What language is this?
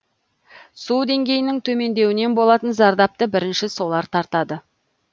Kazakh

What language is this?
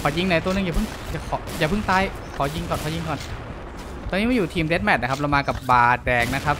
Thai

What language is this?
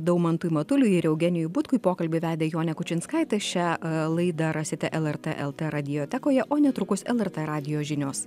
Lithuanian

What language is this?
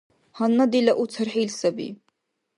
Dargwa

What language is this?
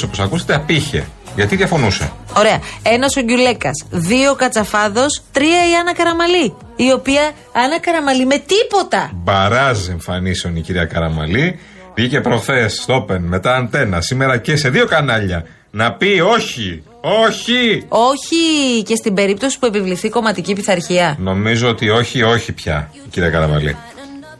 Greek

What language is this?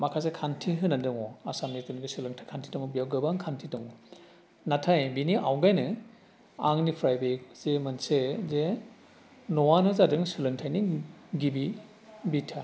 Bodo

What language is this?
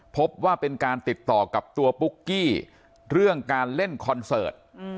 Thai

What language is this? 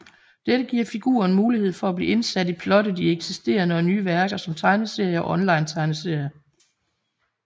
Danish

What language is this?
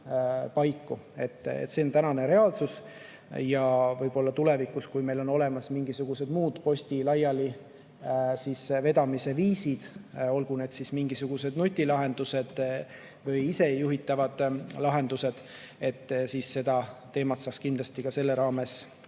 Estonian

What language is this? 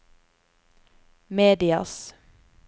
Norwegian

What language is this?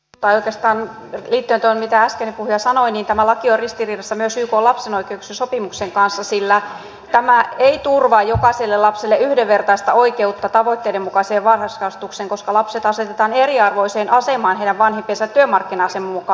Finnish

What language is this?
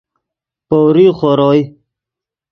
Yidgha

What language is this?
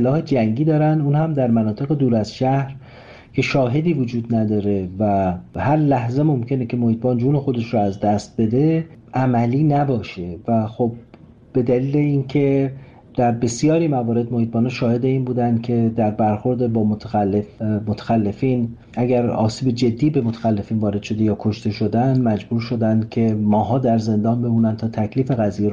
Persian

